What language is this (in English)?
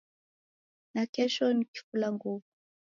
Taita